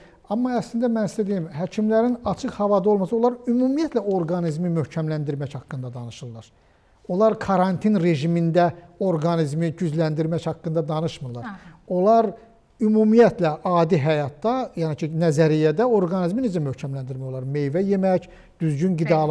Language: Turkish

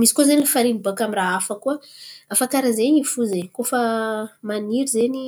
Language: Antankarana Malagasy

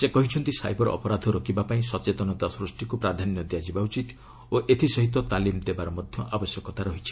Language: Odia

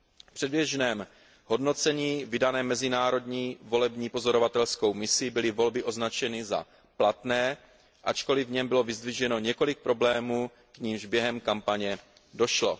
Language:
Czech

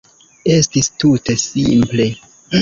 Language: Esperanto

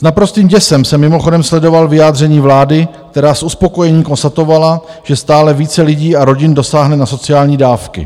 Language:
Czech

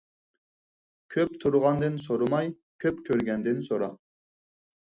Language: Uyghur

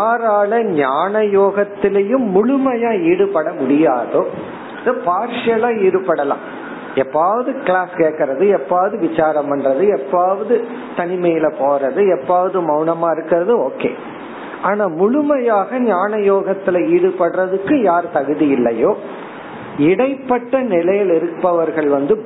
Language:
Tamil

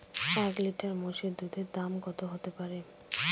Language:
Bangla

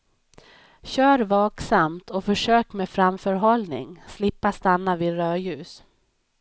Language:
Swedish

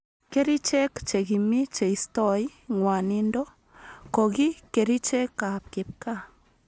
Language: Kalenjin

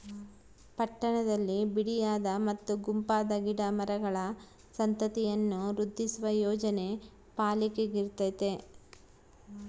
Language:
Kannada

